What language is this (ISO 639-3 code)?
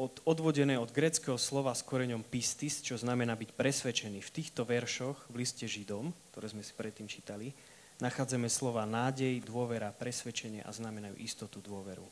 slk